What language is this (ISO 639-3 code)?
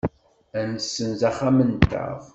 kab